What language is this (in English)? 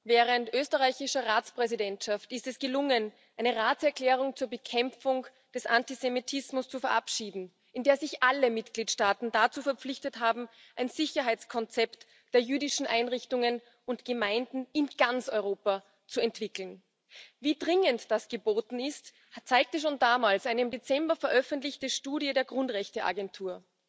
German